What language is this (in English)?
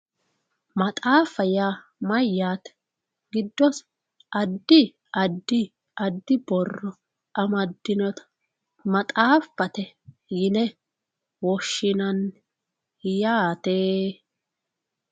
Sidamo